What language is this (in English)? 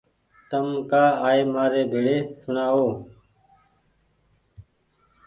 Goaria